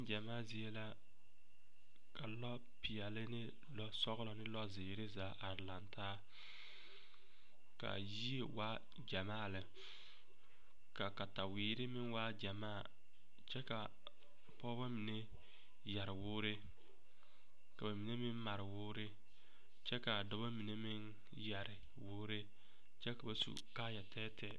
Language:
Southern Dagaare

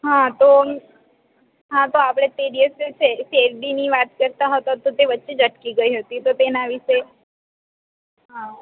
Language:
Gujarati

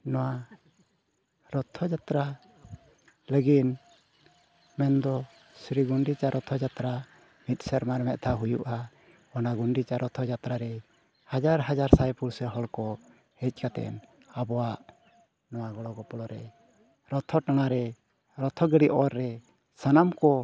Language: Santali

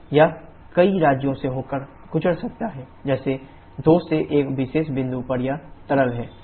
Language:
Hindi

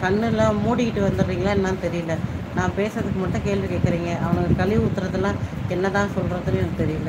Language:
Tamil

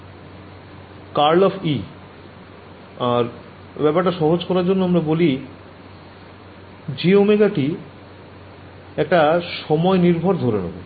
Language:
Bangla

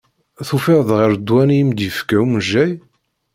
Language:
Kabyle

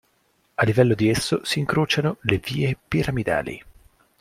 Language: Italian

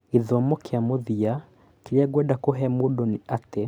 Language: Kikuyu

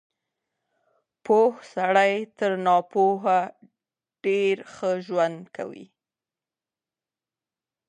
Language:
Pashto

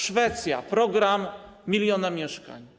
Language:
Polish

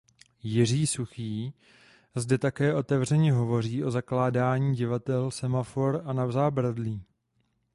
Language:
Czech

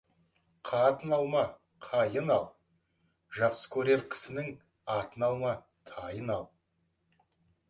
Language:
Kazakh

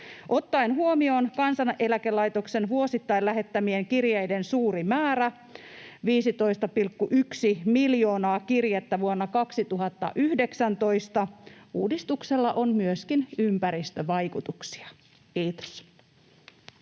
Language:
Finnish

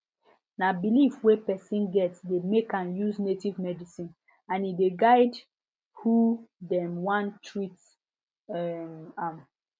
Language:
Nigerian Pidgin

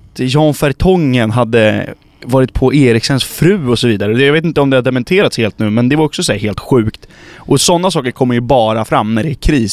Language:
Swedish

